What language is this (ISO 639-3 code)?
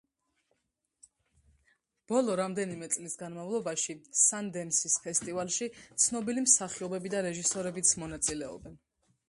kat